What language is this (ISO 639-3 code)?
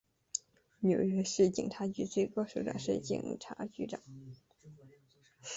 zho